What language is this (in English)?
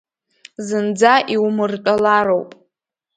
Abkhazian